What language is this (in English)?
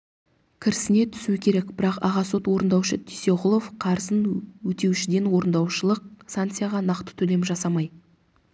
Kazakh